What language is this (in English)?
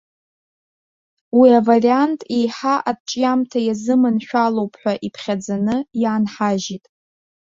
Abkhazian